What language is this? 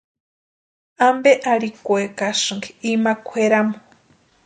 Western Highland Purepecha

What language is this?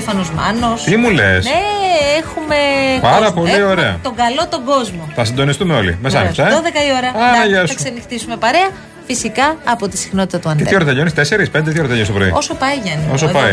Greek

